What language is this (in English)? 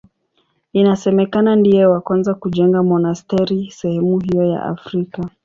Swahili